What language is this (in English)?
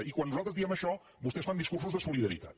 Catalan